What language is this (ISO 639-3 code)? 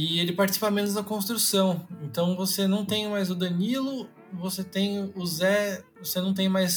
por